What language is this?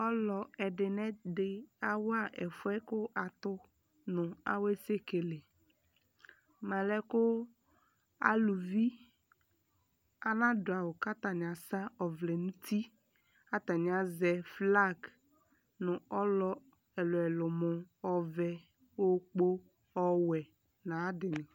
Ikposo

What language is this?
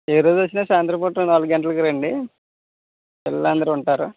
Telugu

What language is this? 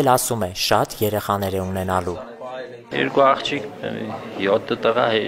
Turkish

